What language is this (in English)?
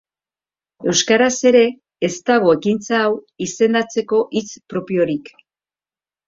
Basque